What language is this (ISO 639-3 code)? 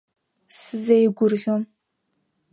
abk